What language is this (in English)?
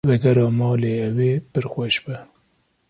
Kurdish